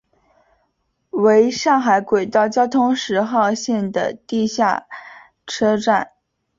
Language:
Chinese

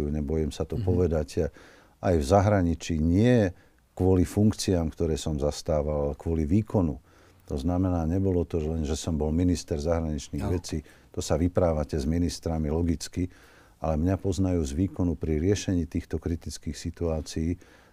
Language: Slovak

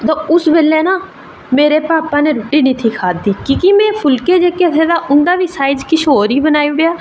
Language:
Dogri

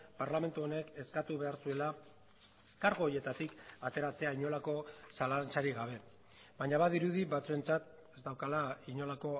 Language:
Basque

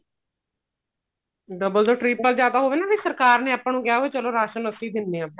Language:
Punjabi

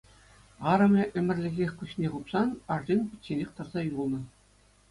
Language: Chuvash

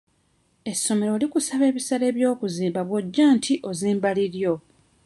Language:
Ganda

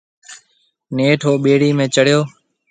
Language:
Marwari (Pakistan)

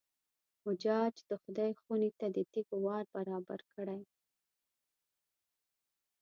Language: Pashto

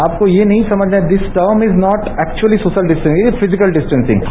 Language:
Hindi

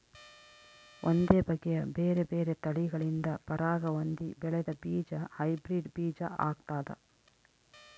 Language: Kannada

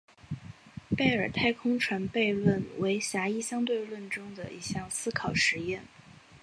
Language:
Chinese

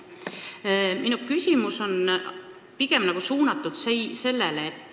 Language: Estonian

